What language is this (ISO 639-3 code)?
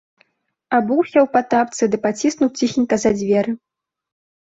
bel